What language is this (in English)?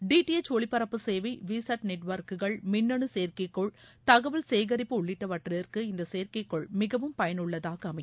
Tamil